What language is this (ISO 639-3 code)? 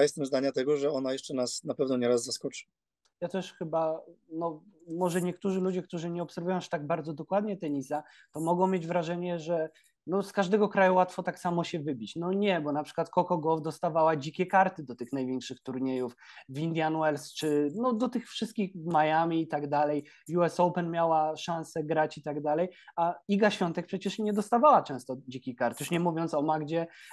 pol